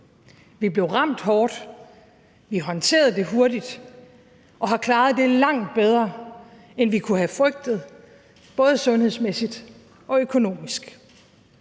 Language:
Danish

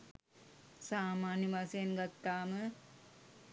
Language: Sinhala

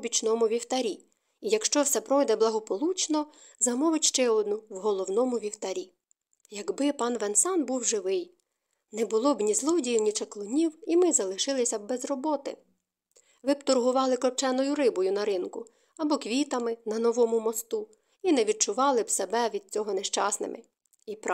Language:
Ukrainian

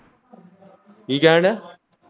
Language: Punjabi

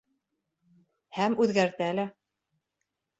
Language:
Bashkir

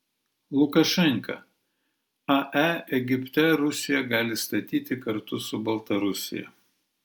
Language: Lithuanian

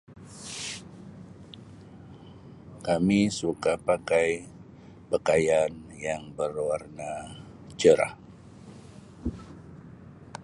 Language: Sabah Malay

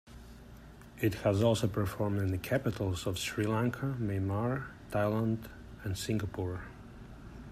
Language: English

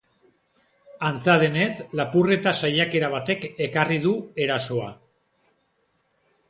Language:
Basque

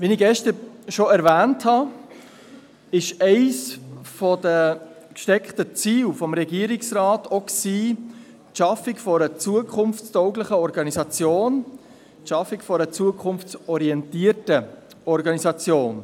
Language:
Swiss German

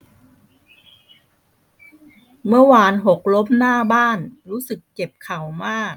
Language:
Thai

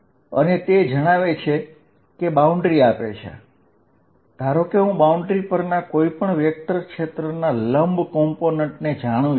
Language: Gujarati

